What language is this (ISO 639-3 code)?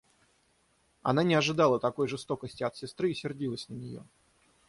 rus